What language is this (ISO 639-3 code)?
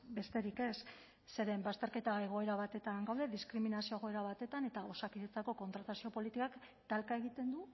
eus